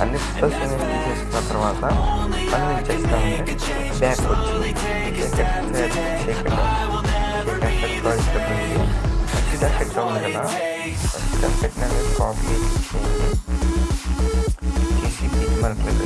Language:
Telugu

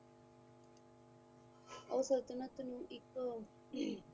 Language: Punjabi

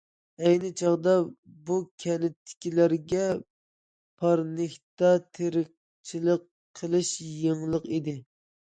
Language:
Uyghur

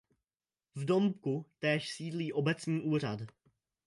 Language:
Czech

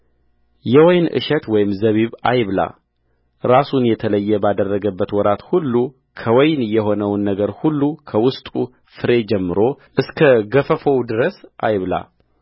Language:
Amharic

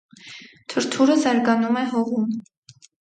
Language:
Armenian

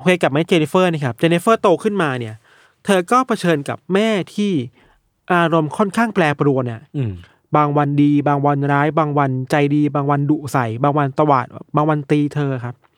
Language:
Thai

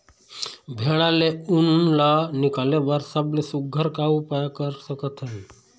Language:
Chhattisgarhi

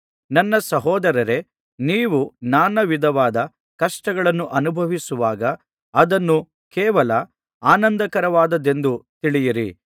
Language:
Kannada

